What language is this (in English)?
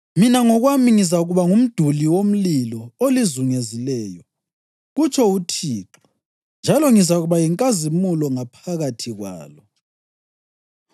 North Ndebele